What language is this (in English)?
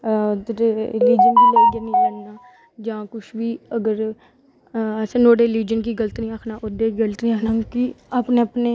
Dogri